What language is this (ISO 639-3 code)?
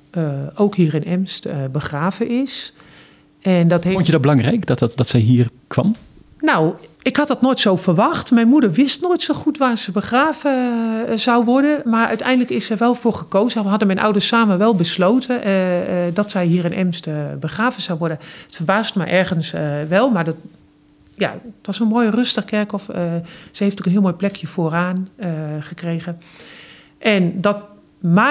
nld